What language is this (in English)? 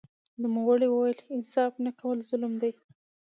Pashto